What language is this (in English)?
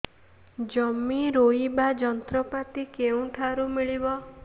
Odia